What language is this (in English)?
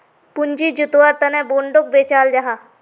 Magahi